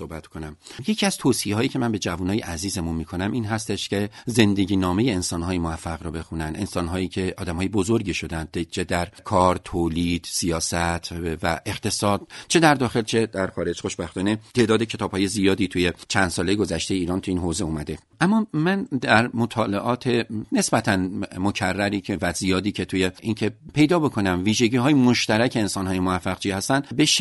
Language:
Persian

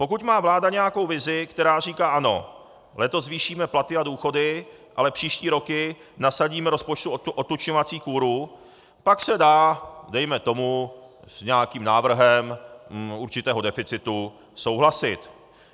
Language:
Czech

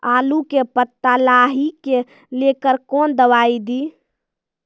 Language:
Maithili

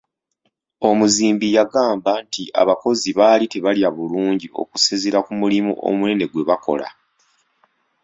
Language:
Ganda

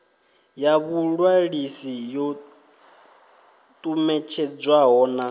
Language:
Venda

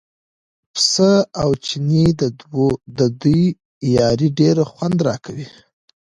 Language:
Pashto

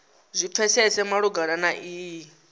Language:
Venda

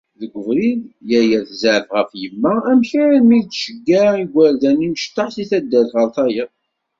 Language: Kabyle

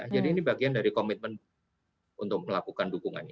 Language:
Indonesian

